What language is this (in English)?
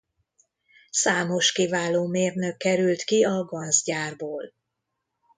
Hungarian